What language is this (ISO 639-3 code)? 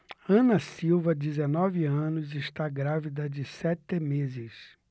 por